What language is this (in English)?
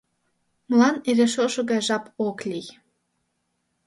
Mari